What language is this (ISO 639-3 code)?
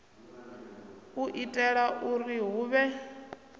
ven